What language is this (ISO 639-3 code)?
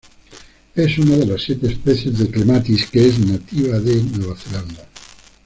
spa